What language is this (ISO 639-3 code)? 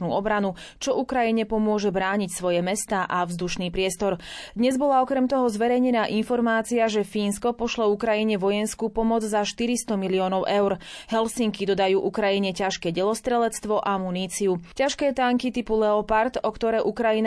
slk